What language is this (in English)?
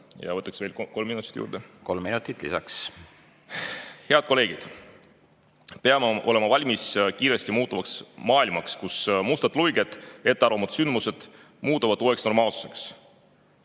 Estonian